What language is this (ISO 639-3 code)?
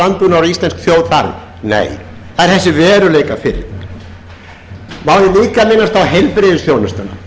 isl